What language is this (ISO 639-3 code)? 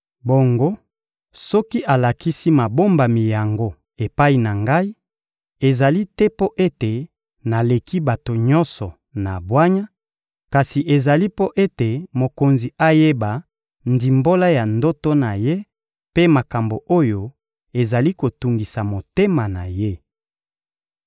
lin